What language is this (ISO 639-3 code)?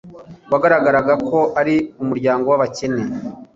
kin